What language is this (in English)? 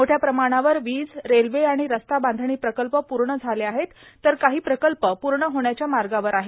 Marathi